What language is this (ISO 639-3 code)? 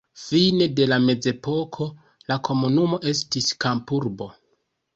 epo